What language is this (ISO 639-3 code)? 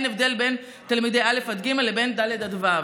heb